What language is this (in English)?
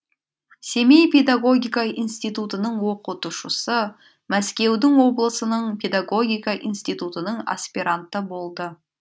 Kazakh